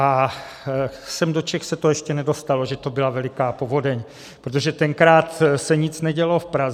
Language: Czech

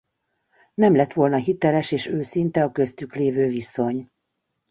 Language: Hungarian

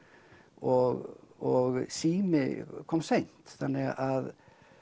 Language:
Icelandic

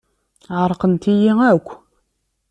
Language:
Kabyle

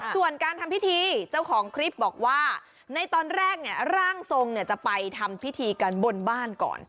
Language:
Thai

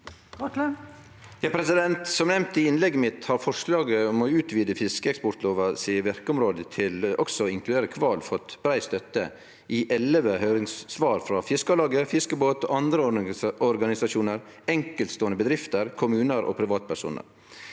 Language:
Norwegian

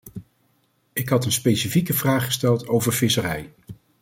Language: Dutch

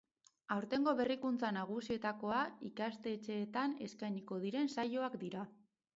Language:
Basque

